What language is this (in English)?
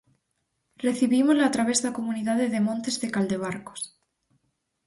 Galician